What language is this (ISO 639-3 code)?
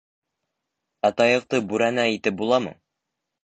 bak